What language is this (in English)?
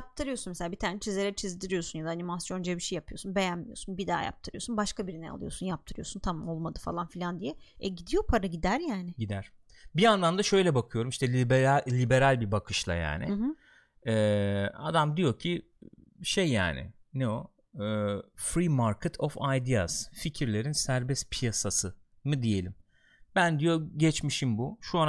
Turkish